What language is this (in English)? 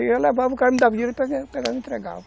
Portuguese